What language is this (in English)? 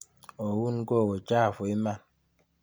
Kalenjin